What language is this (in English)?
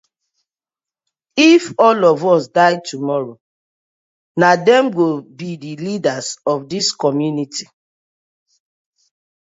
Nigerian Pidgin